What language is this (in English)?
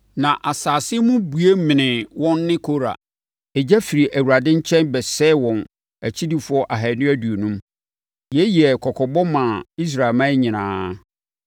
Akan